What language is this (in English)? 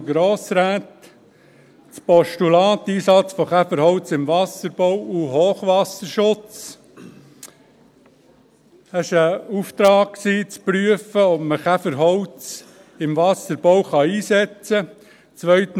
Swiss German